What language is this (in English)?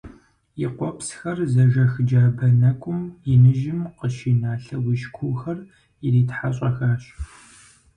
Kabardian